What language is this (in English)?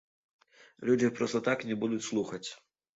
Belarusian